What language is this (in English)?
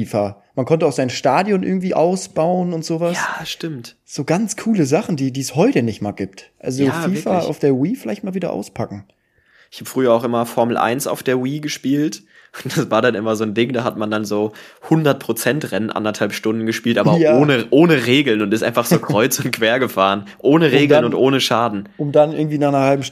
German